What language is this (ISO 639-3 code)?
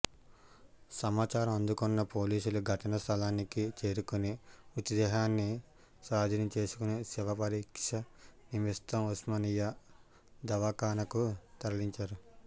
tel